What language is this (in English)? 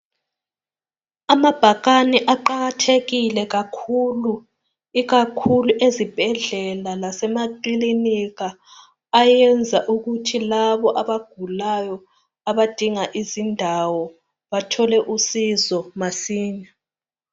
North Ndebele